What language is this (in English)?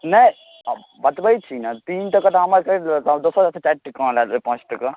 Maithili